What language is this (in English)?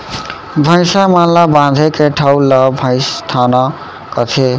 Chhattisgarhi